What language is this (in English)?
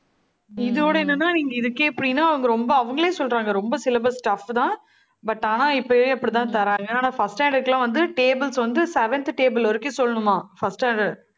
Tamil